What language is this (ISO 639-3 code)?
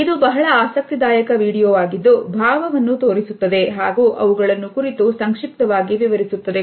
kan